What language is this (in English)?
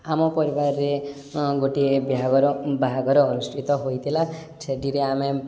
Odia